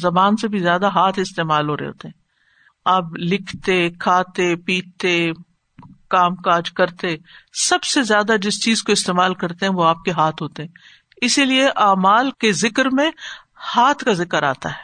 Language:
Urdu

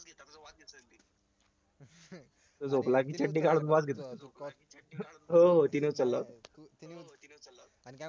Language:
Marathi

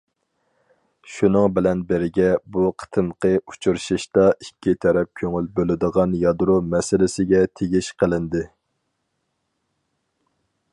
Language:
Uyghur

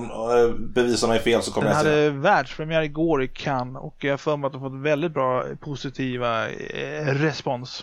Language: Swedish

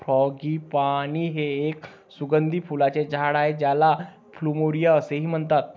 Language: Marathi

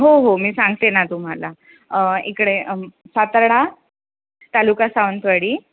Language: Marathi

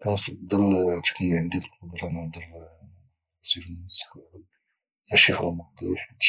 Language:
Moroccan Arabic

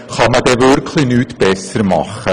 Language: Swiss German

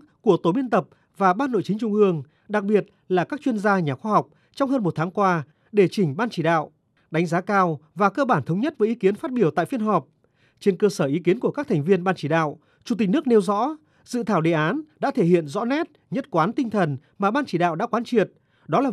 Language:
Vietnamese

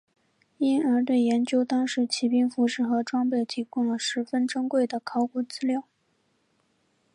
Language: Chinese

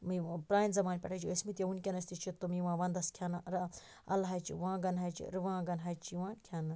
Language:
Kashmiri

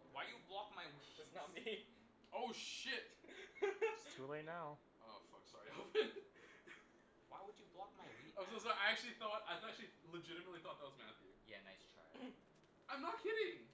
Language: English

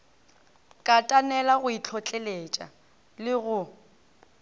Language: Northern Sotho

